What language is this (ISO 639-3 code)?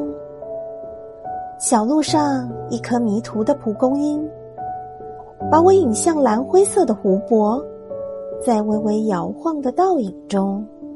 zho